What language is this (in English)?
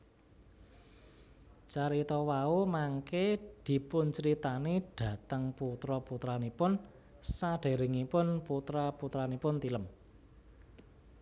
Javanese